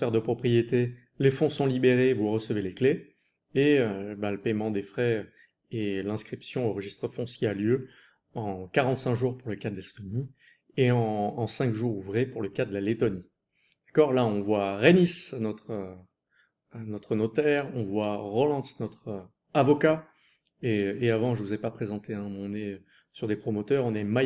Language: French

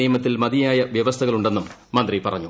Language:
Malayalam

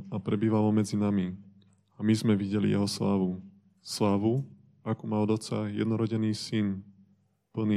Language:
Slovak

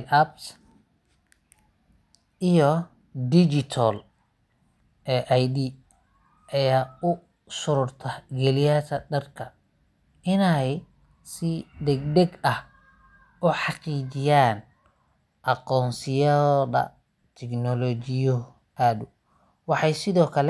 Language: Somali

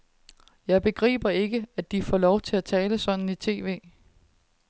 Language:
Danish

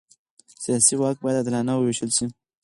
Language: Pashto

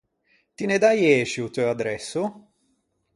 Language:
Ligurian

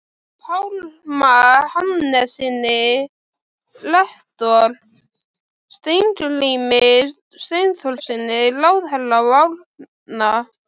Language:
Icelandic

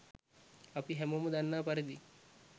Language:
Sinhala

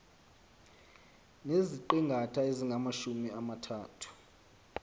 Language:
Xhosa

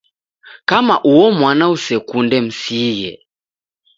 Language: Taita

